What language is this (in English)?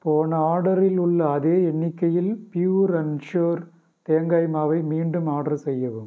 Tamil